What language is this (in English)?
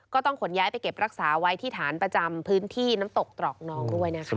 Thai